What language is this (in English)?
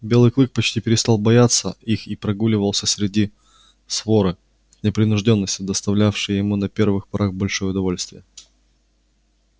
Russian